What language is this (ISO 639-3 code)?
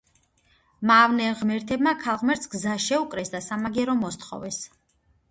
kat